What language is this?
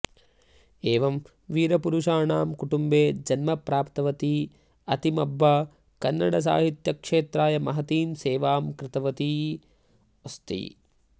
Sanskrit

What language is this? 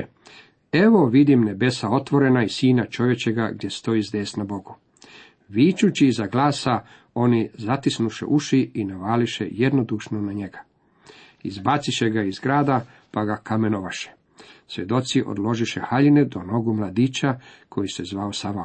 Croatian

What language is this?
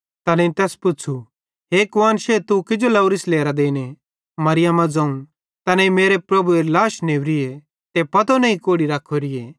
Bhadrawahi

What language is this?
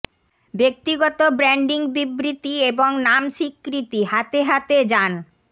Bangla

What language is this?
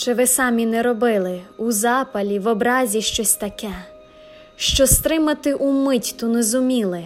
Ukrainian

